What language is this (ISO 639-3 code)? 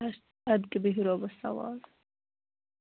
kas